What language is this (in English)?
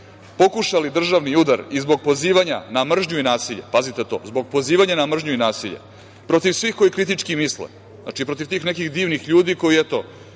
Serbian